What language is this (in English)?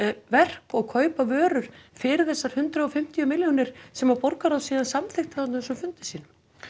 Icelandic